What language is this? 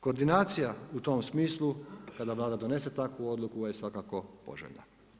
Croatian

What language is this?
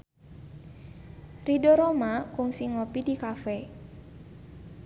Sundanese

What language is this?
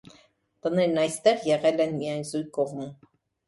Armenian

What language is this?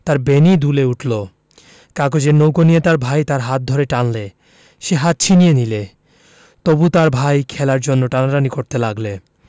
Bangla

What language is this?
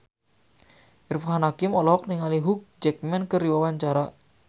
Sundanese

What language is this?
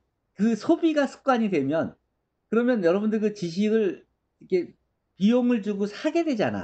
Korean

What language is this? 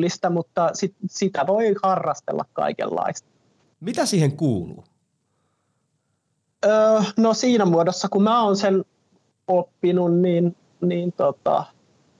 Finnish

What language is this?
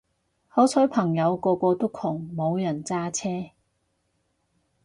Cantonese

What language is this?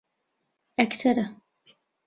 Central Kurdish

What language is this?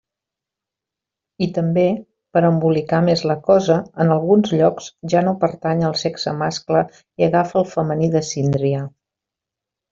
Catalan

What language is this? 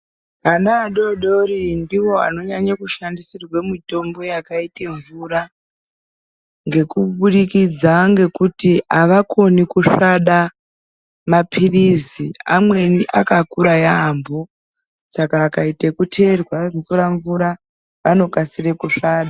Ndau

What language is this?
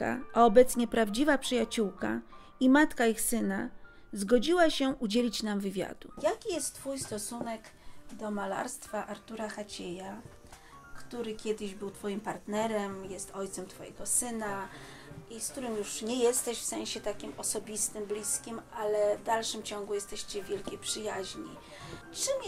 Polish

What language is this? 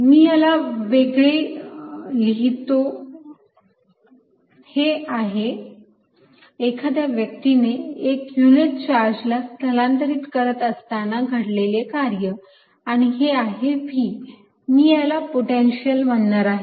Marathi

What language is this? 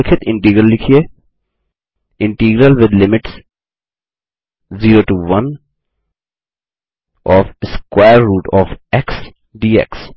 Hindi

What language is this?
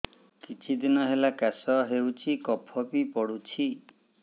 Odia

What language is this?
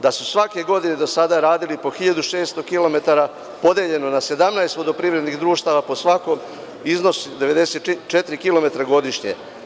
Serbian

